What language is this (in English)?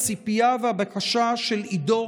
Hebrew